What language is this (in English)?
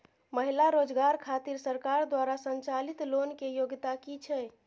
Maithili